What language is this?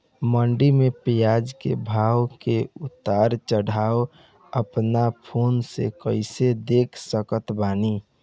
Bhojpuri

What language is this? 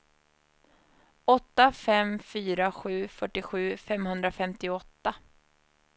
Swedish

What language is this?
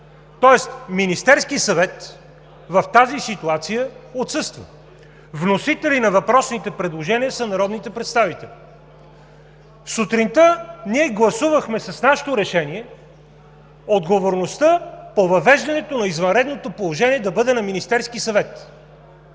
Bulgarian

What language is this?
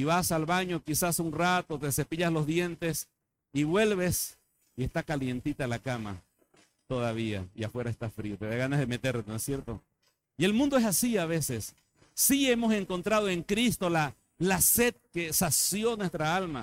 Spanish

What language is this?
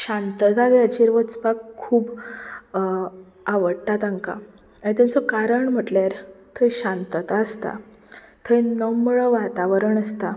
Konkani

